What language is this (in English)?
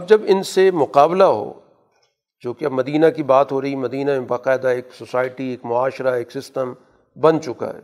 Urdu